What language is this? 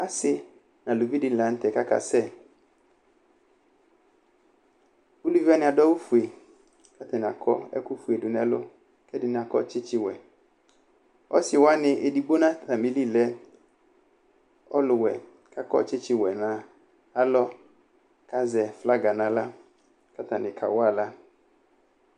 Ikposo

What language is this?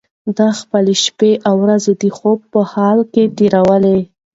Pashto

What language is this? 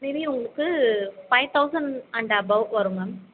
Tamil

